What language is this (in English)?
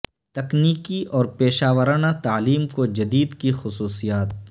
Urdu